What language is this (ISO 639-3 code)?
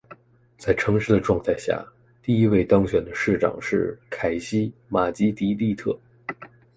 zho